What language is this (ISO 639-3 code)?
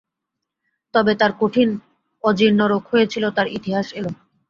ben